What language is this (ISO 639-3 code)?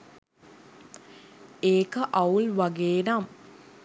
sin